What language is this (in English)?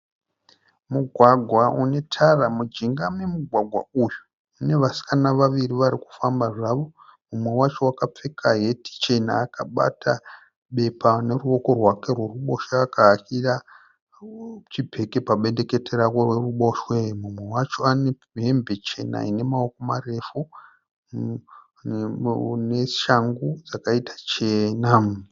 Shona